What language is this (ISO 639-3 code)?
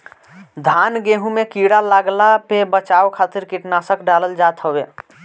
bho